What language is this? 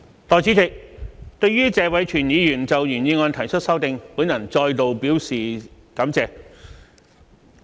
Cantonese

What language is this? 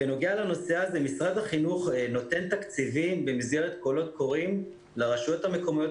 Hebrew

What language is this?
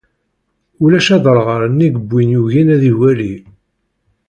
Kabyle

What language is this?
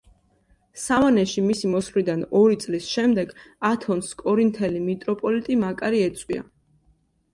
Georgian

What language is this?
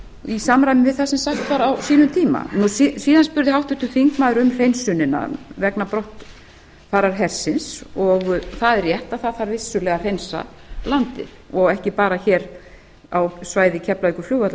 Icelandic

